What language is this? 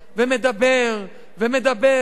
Hebrew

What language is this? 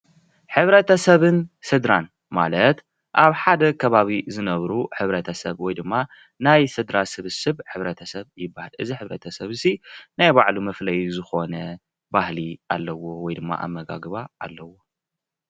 Tigrinya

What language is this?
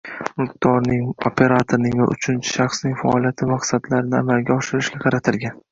Uzbek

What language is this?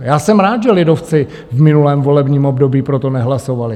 Czech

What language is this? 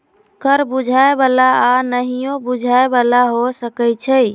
Magahi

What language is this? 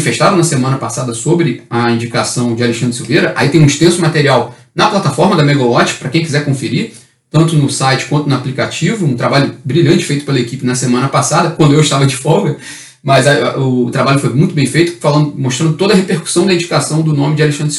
Portuguese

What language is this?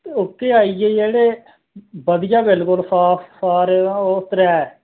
Dogri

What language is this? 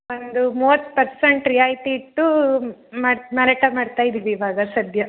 Kannada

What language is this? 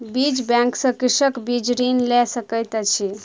Maithili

